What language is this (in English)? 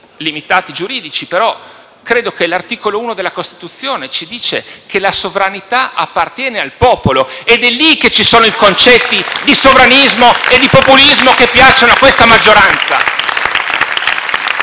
Italian